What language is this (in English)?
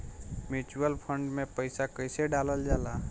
Bhojpuri